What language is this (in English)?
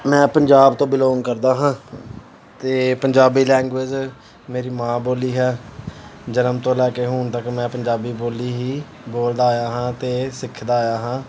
Punjabi